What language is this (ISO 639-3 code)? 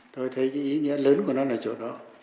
vie